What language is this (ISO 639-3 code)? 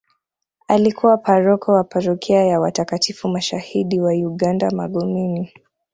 swa